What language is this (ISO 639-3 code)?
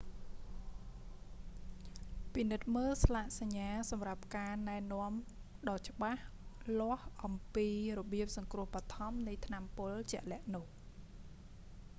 khm